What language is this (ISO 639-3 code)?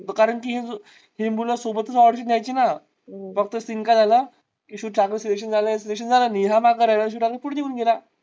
mar